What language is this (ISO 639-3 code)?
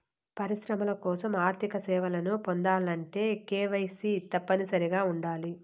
tel